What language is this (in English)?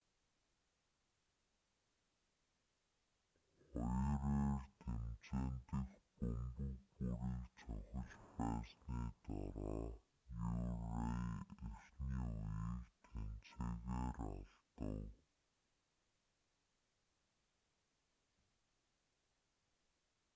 Mongolian